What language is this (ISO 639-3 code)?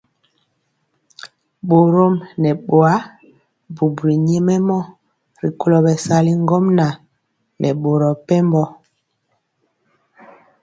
mcx